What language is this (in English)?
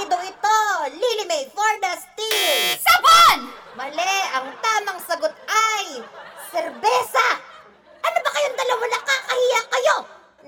Filipino